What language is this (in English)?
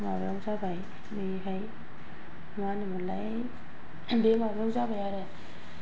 Bodo